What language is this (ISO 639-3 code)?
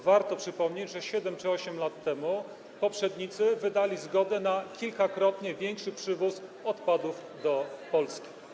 pol